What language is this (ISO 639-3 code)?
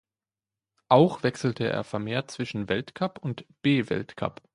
deu